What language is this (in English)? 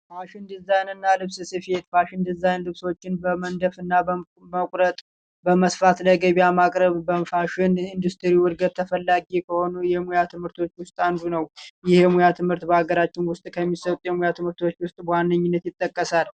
Amharic